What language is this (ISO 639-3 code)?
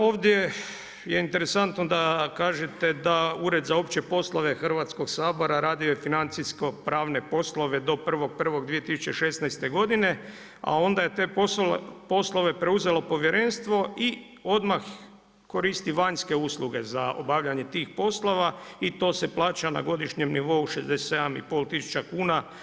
hrv